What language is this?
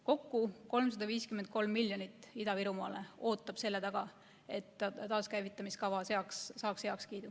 Estonian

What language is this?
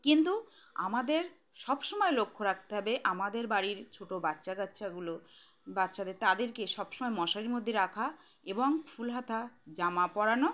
Bangla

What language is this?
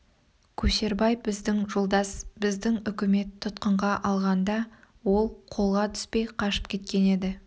Kazakh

